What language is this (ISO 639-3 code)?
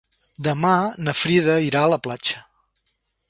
cat